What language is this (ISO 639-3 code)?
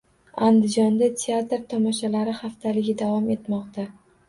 uzb